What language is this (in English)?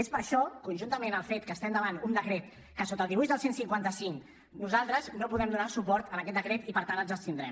Catalan